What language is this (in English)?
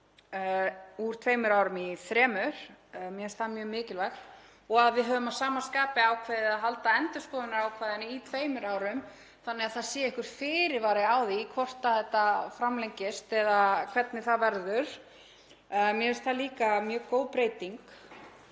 Icelandic